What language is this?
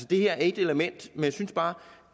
Danish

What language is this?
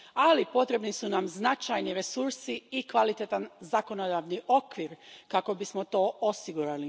Croatian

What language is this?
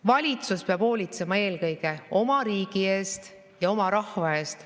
Estonian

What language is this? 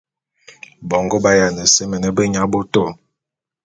Bulu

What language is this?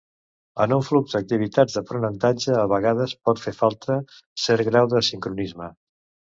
Catalan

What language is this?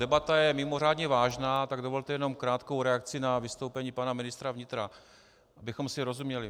Czech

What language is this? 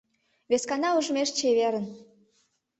Mari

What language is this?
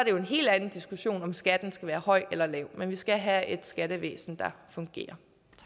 Danish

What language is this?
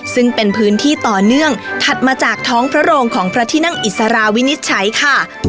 Thai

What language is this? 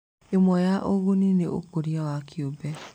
Kikuyu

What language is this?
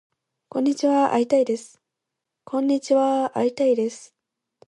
Japanese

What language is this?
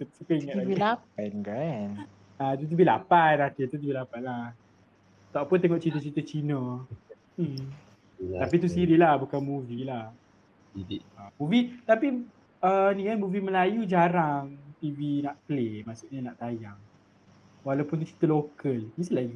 Malay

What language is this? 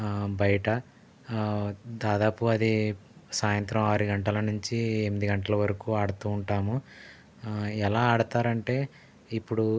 Telugu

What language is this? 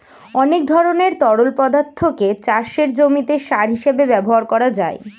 Bangla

